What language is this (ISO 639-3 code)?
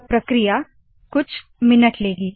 hin